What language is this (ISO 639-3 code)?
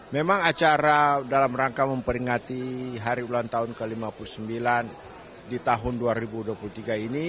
ind